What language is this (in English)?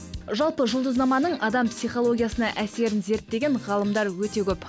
Kazakh